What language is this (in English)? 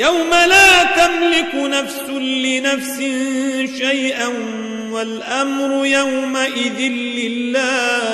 Arabic